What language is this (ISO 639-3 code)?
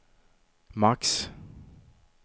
swe